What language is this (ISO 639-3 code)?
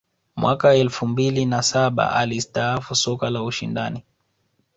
swa